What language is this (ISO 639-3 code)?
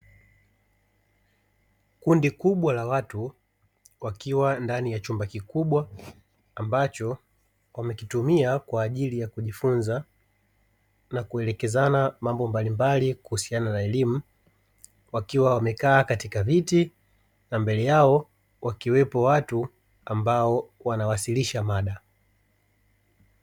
swa